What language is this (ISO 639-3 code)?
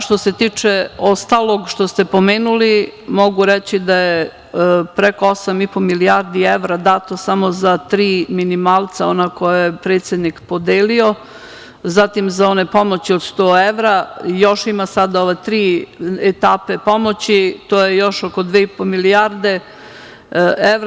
srp